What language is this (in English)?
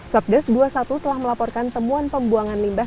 Indonesian